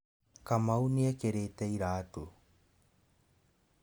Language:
Kikuyu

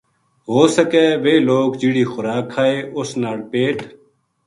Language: Gujari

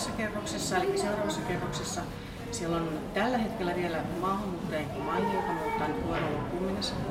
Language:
Finnish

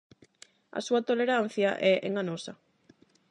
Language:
Galician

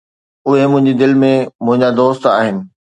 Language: Sindhi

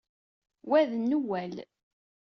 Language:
Kabyle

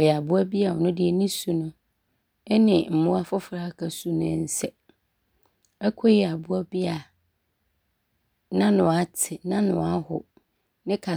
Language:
Abron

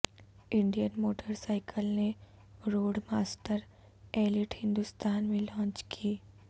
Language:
Urdu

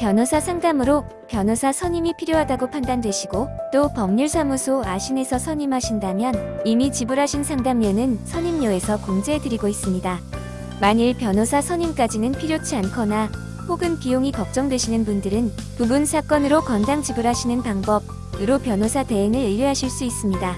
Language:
Korean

